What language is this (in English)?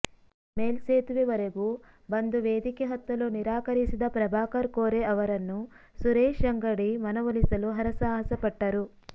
Kannada